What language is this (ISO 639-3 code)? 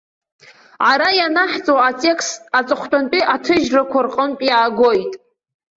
abk